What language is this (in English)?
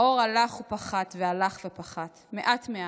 Hebrew